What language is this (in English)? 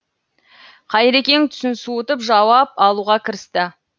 Kazakh